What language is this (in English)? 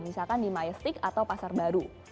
Indonesian